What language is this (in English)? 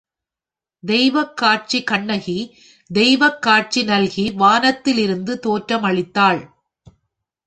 Tamil